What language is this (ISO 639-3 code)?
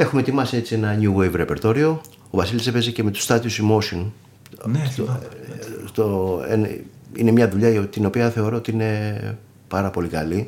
ell